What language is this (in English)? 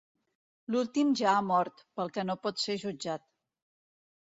Catalan